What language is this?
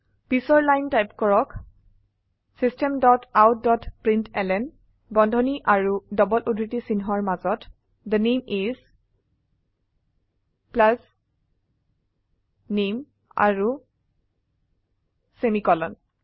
Assamese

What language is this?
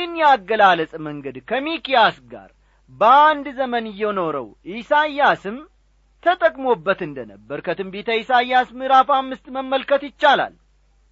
Amharic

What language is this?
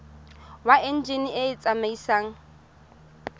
Tswana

